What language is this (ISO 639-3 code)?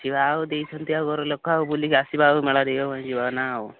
ori